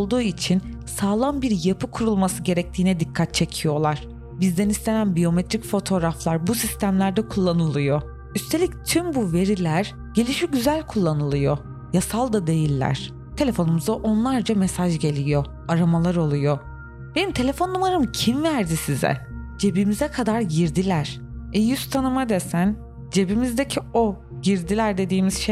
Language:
Turkish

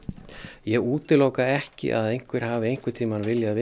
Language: Icelandic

